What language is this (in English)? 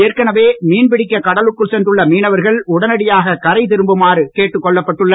Tamil